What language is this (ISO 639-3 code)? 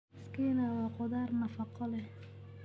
som